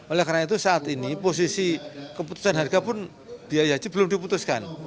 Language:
Indonesian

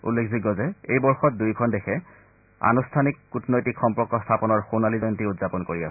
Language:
Assamese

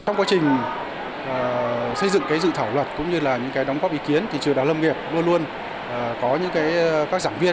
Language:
Vietnamese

